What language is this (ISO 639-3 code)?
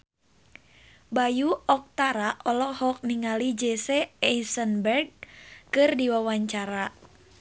sun